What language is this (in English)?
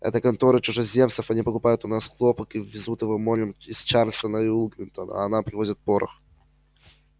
Russian